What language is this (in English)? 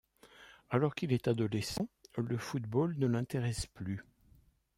French